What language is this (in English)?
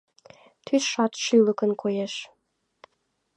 Mari